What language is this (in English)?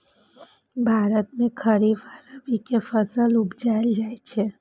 Maithili